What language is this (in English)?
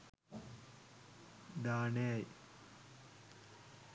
Sinhala